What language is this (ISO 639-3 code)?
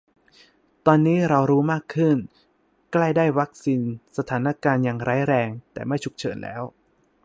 tha